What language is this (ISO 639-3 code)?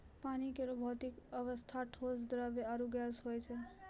mai